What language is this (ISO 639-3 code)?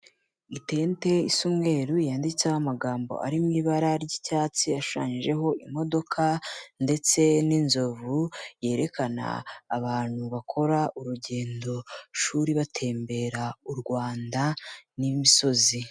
kin